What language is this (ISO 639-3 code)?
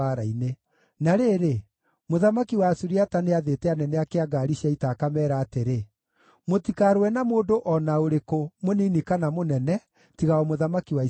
kik